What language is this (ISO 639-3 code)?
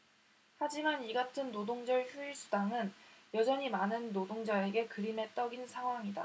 kor